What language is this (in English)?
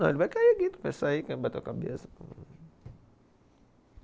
Portuguese